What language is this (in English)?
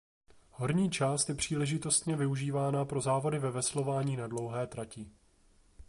Czech